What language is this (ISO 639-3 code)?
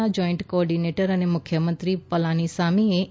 guj